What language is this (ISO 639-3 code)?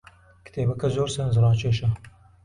ckb